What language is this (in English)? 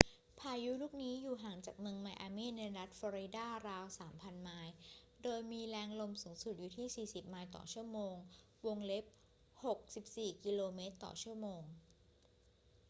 Thai